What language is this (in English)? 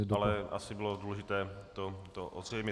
Czech